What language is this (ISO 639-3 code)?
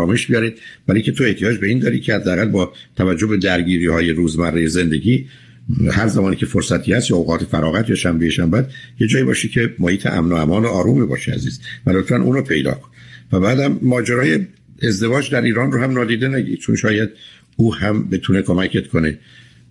fas